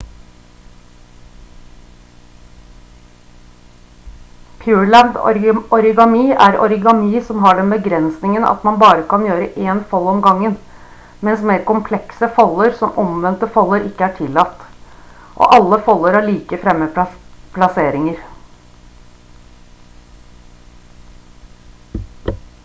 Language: Norwegian Bokmål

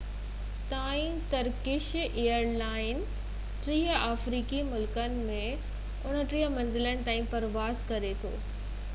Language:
Sindhi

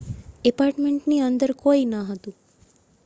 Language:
Gujarati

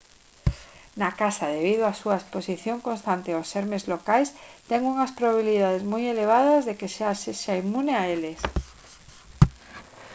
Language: Galician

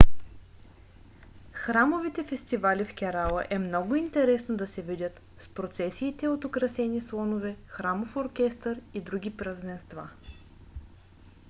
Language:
Bulgarian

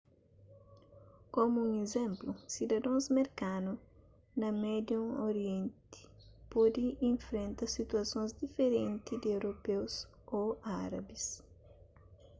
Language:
Kabuverdianu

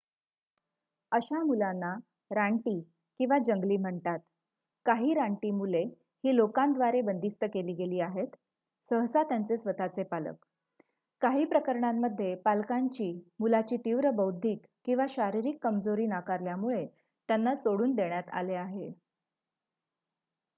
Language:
Marathi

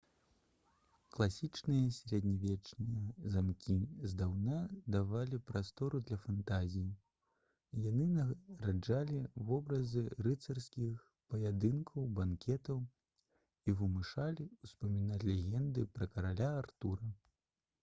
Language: Belarusian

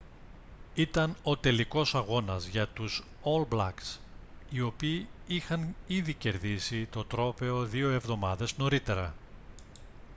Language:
Greek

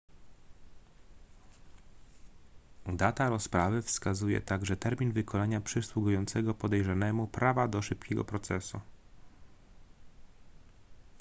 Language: Polish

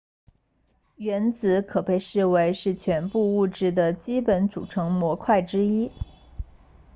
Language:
Chinese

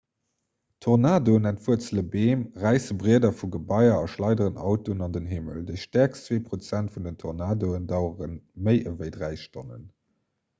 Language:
Luxembourgish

